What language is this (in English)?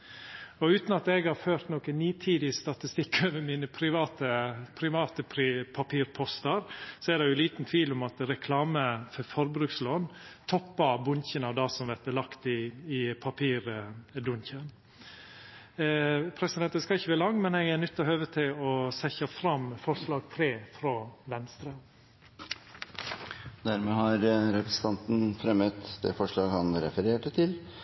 Norwegian Nynorsk